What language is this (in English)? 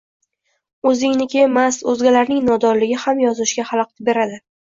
Uzbek